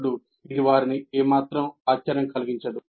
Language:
Telugu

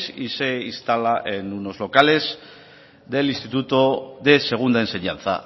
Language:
Spanish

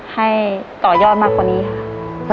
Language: Thai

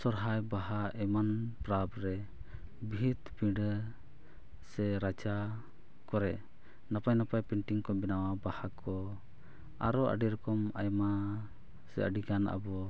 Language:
Santali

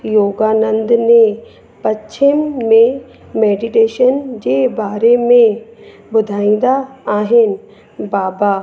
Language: Sindhi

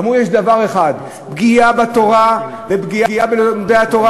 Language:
Hebrew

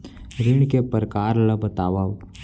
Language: Chhattisgarhi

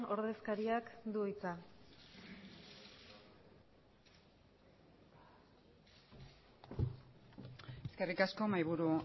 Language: Basque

